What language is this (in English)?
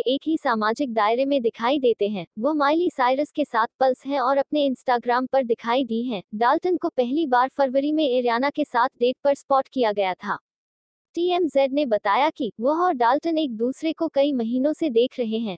Hindi